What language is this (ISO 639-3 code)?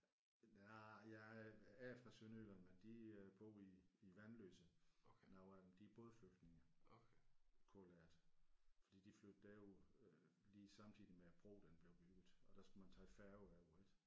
dan